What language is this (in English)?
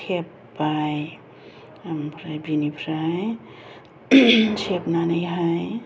Bodo